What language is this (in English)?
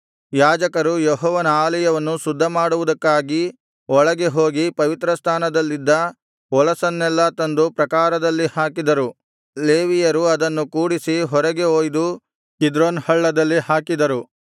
Kannada